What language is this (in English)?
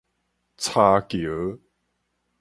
Min Nan Chinese